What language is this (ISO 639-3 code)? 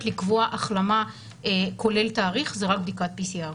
heb